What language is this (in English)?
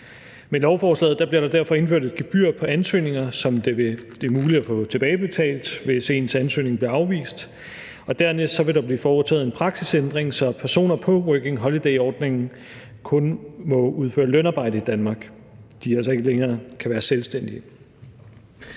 Danish